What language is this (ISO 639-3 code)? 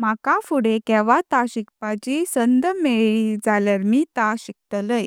kok